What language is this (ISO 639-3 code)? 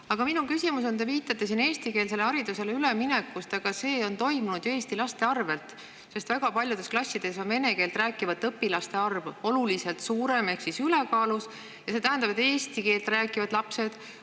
est